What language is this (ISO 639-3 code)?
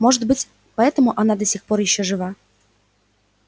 rus